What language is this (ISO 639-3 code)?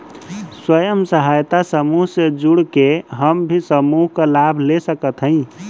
bho